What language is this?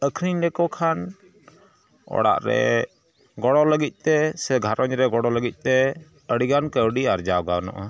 Santali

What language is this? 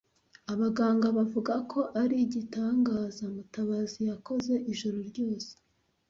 Kinyarwanda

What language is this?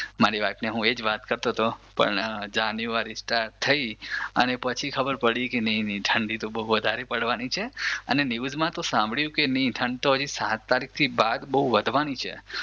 Gujarati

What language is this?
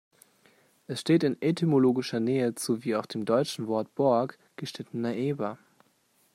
German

